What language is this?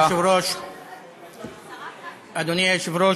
Hebrew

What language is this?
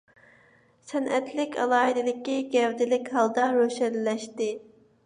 Uyghur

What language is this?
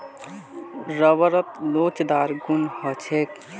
Magahi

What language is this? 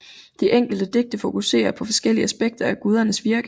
Danish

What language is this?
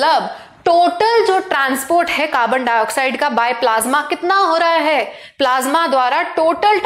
Hindi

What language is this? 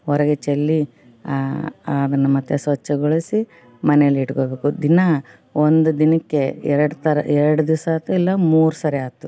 Kannada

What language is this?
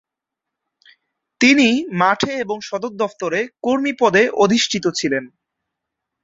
Bangla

